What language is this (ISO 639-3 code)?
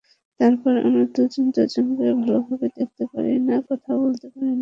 ben